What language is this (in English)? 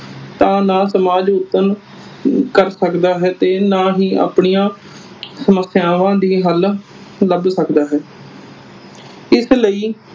Punjabi